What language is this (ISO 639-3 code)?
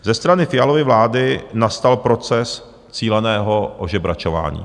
ces